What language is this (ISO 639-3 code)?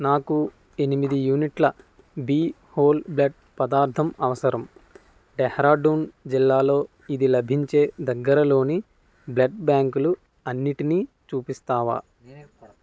tel